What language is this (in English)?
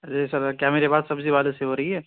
Urdu